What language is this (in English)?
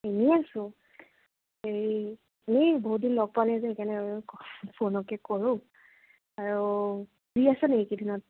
Assamese